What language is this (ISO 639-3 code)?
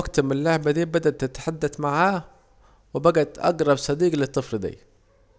aec